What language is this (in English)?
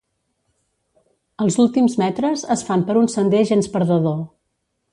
Catalan